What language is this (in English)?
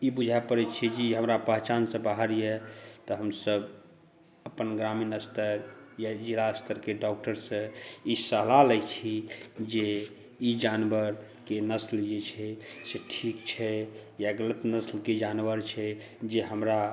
Maithili